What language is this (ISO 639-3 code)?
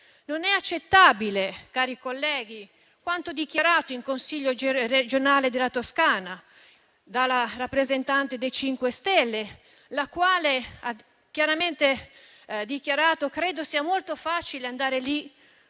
ita